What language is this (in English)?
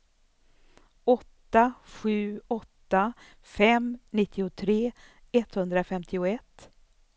Swedish